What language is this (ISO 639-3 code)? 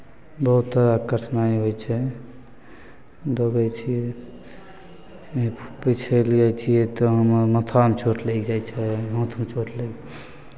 mai